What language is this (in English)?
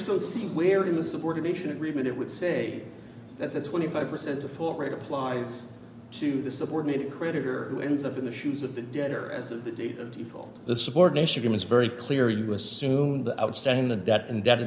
English